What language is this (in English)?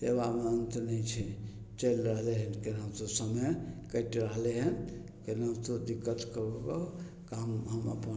Maithili